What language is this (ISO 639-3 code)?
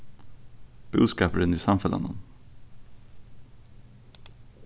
fao